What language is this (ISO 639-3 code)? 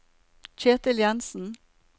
nor